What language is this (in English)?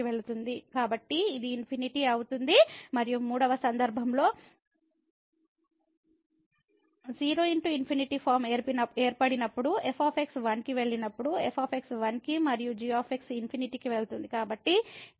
Telugu